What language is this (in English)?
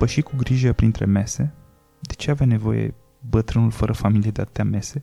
Romanian